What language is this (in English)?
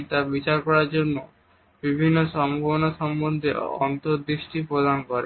Bangla